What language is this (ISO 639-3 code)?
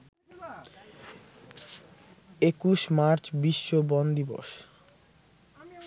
ben